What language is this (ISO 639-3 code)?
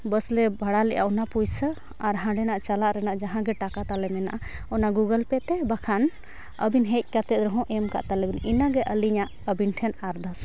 sat